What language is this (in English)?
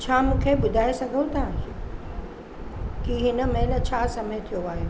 Sindhi